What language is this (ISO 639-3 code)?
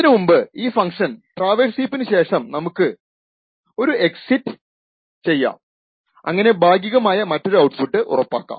mal